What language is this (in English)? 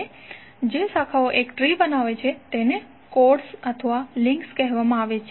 Gujarati